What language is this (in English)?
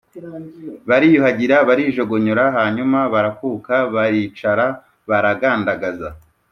Kinyarwanda